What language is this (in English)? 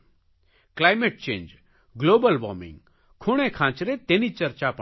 Gujarati